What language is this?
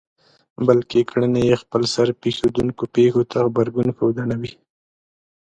Pashto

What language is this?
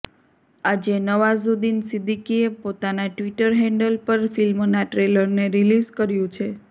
Gujarati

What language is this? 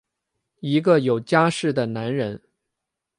Chinese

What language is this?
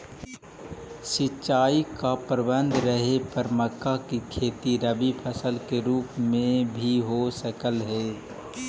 Magahi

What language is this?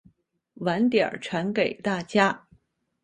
Chinese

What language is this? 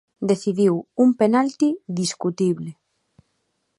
Galician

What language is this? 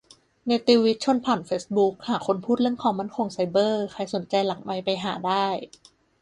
Thai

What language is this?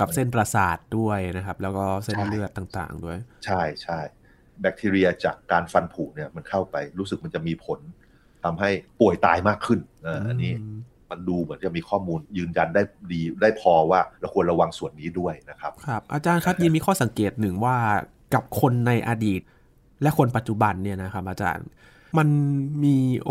Thai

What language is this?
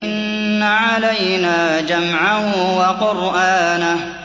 Arabic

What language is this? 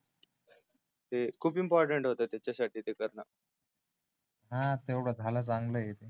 Marathi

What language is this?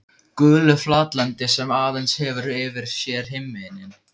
Icelandic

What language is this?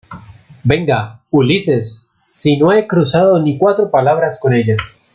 Spanish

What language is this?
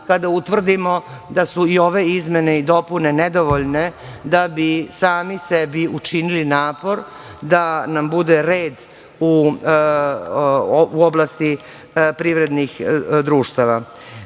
Serbian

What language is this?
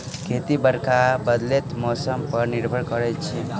Maithili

